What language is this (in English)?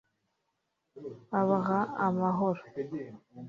Kinyarwanda